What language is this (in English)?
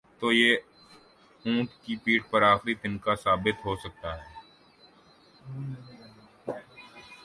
Urdu